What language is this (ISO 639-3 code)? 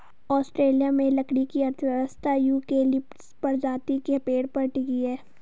hin